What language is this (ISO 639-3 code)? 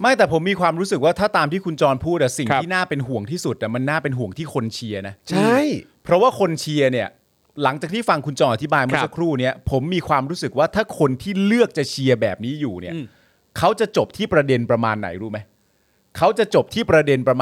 tha